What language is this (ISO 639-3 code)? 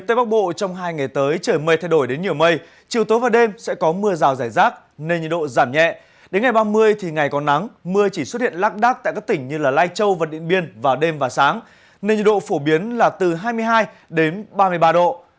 vie